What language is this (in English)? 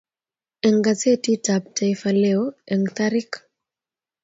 Kalenjin